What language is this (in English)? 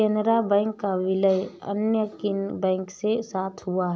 Hindi